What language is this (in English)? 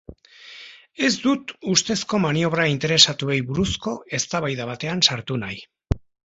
Basque